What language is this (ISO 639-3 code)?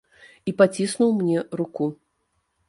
bel